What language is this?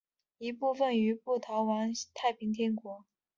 Chinese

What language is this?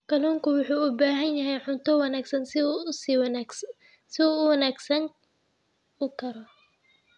Somali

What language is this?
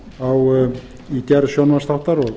Icelandic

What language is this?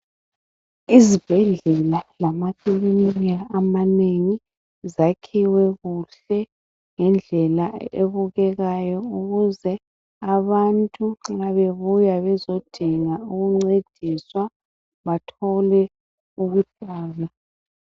North Ndebele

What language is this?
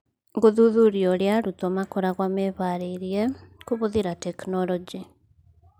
Kikuyu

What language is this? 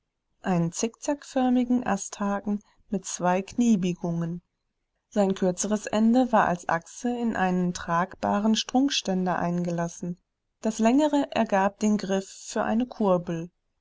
German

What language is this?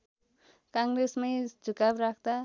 Nepali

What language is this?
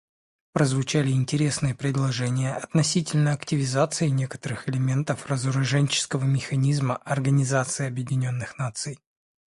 Russian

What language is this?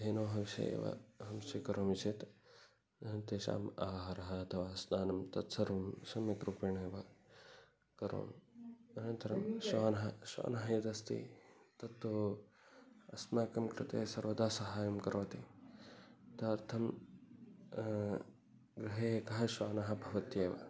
Sanskrit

